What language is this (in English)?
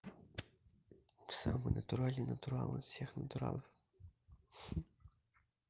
Russian